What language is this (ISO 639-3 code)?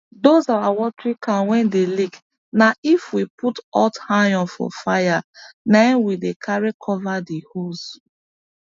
pcm